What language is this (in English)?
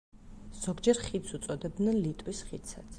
Georgian